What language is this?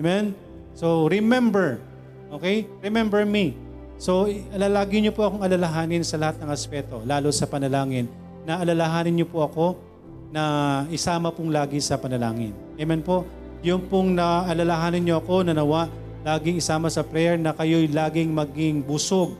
Filipino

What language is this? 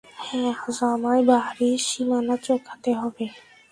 Bangla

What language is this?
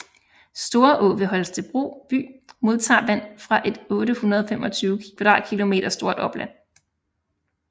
Danish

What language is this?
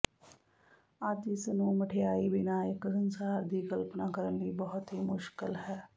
Punjabi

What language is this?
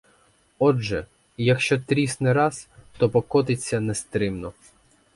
Ukrainian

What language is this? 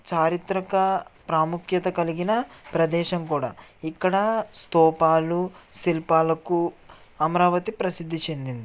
Telugu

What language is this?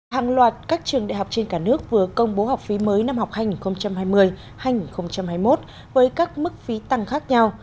Vietnamese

